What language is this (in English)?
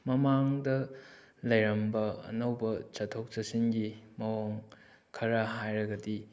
Manipuri